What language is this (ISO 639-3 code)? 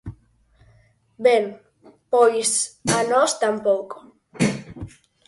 glg